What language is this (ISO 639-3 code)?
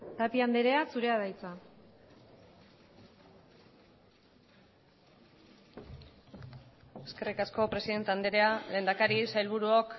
eus